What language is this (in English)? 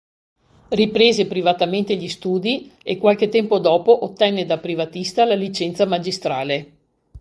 Italian